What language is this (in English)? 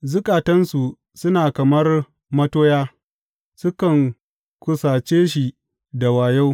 Hausa